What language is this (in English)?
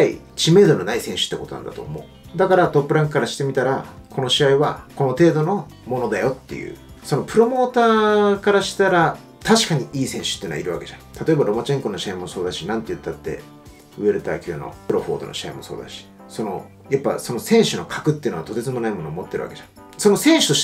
Japanese